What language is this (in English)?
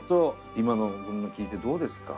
Japanese